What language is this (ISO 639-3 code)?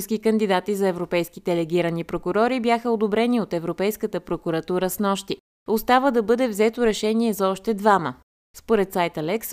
bul